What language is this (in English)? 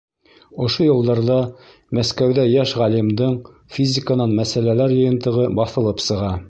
Bashkir